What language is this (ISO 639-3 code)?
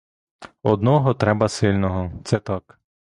ukr